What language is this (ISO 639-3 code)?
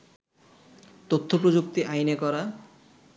ben